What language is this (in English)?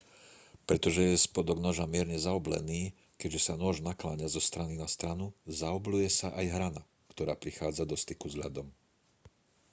Slovak